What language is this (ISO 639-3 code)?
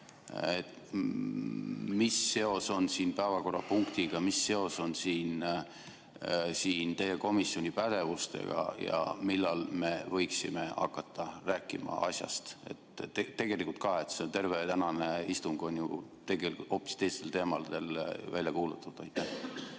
est